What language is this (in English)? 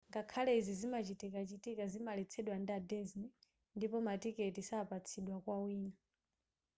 Nyanja